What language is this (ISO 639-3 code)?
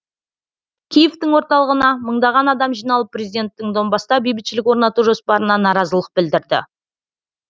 kaz